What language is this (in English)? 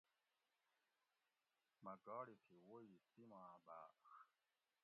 Gawri